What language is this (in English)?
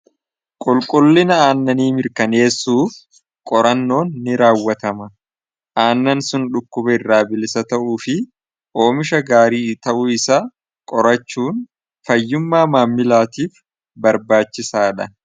Oromo